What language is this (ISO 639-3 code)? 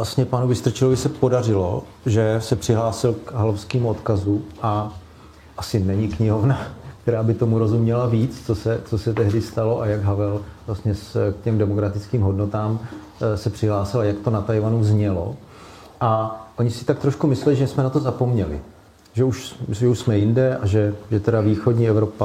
ces